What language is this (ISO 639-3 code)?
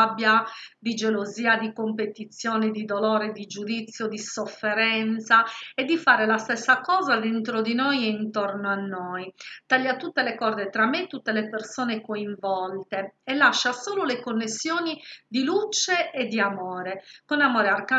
ita